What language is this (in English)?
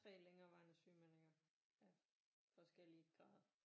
Danish